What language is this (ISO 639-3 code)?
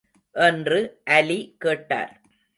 tam